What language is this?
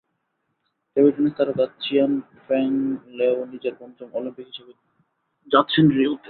Bangla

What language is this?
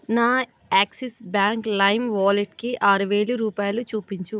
Telugu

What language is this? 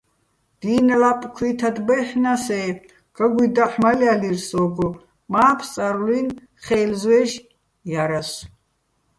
Bats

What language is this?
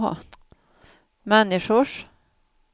Swedish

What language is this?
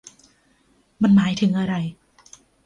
Thai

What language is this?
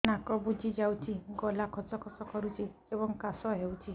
Odia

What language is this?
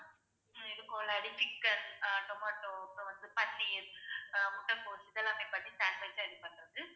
Tamil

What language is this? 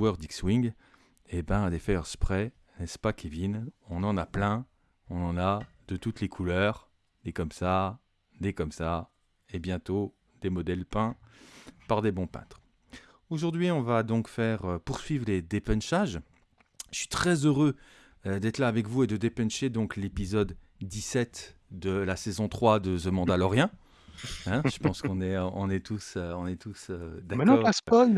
French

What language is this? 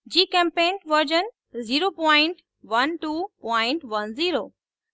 Hindi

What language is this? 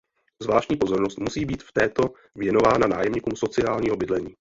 Czech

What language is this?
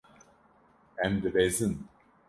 Kurdish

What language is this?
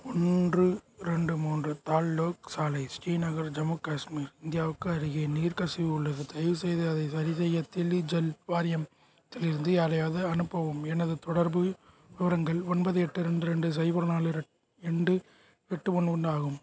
Tamil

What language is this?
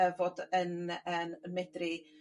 Welsh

